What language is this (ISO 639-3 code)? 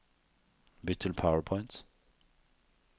nor